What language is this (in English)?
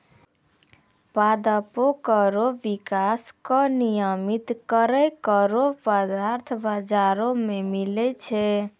Maithili